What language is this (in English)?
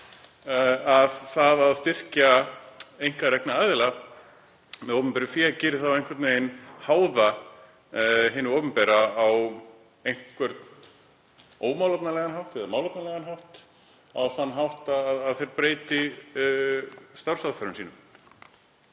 Icelandic